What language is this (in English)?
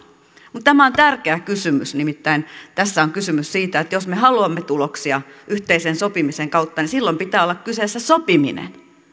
Finnish